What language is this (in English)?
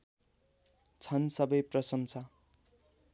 Nepali